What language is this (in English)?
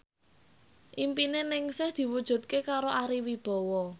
Javanese